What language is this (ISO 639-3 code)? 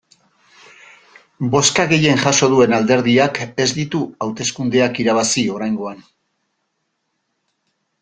eus